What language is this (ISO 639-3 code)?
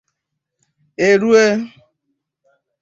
ibo